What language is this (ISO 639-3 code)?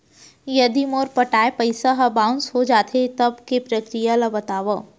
hne